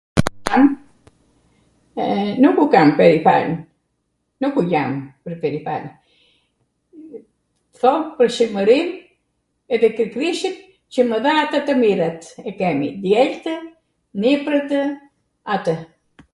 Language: Arvanitika Albanian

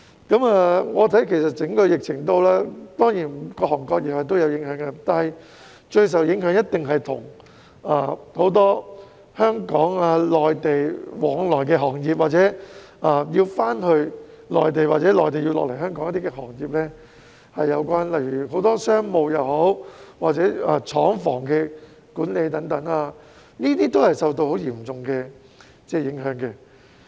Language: Cantonese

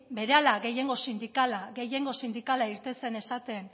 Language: Basque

